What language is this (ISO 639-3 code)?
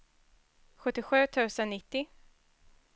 swe